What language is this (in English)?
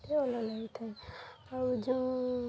Odia